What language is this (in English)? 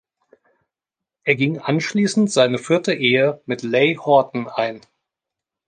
German